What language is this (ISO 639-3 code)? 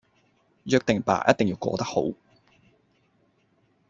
yue